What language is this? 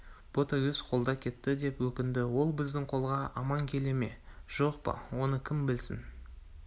Kazakh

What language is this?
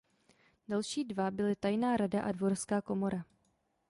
Czech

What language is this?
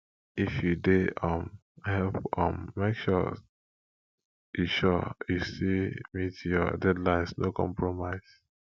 Nigerian Pidgin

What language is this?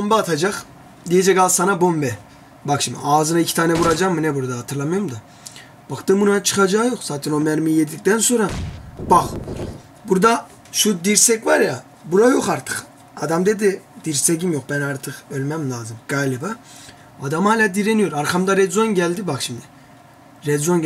Turkish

